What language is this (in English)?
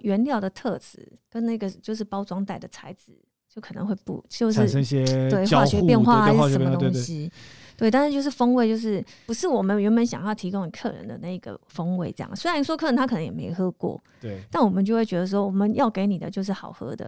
Chinese